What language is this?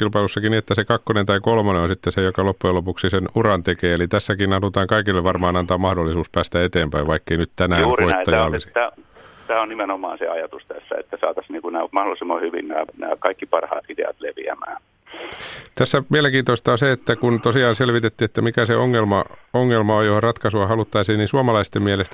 Finnish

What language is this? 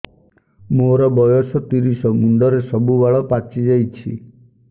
Odia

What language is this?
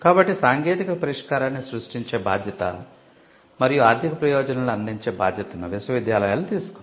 Telugu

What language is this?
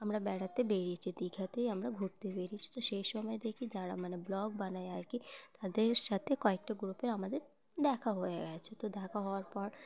Bangla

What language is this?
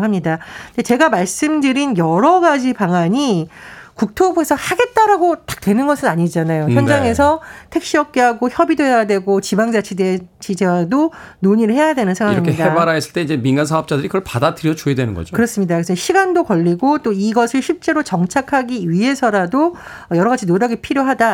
Korean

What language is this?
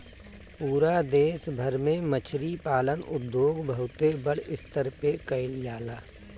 Bhojpuri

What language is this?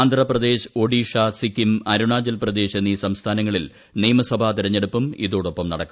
Malayalam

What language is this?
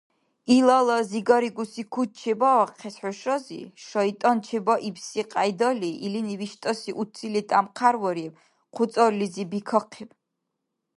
Dargwa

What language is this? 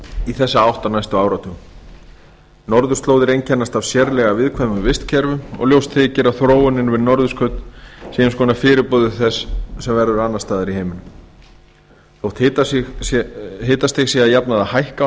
Icelandic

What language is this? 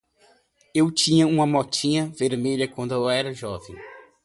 Portuguese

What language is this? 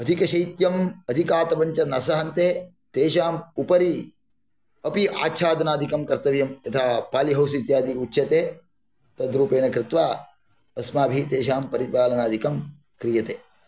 Sanskrit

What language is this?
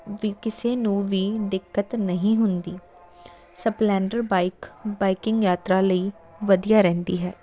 Punjabi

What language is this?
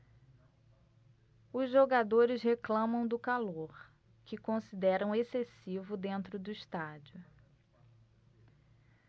Portuguese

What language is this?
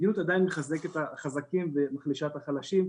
Hebrew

